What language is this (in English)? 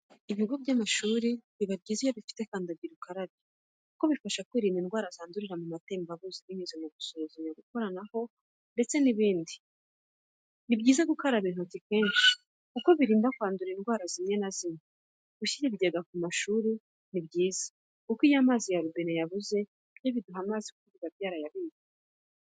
Kinyarwanda